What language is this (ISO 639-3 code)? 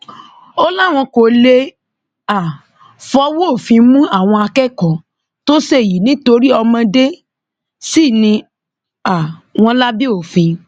yor